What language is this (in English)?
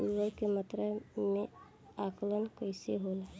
Bhojpuri